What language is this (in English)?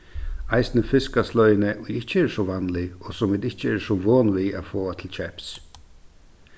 Faroese